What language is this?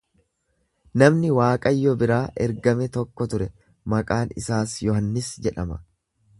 Oromo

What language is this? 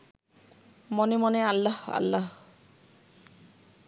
Bangla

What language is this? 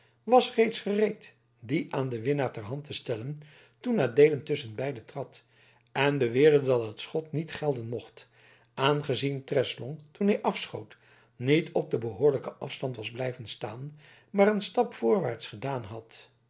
Dutch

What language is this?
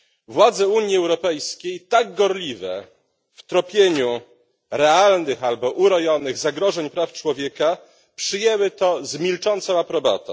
Polish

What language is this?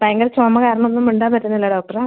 Malayalam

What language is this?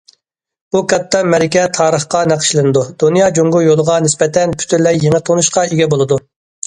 Uyghur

